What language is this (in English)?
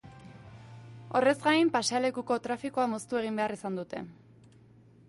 Basque